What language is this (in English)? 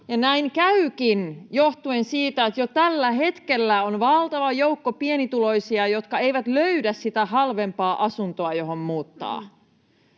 Finnish